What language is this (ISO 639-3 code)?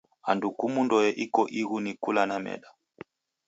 dav